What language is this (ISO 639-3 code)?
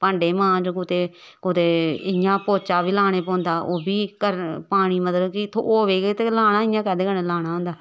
doi